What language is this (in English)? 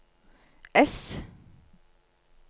Norwegian